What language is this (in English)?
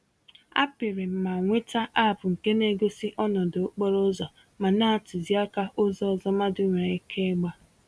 Igbo